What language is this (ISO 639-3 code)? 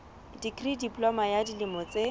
sot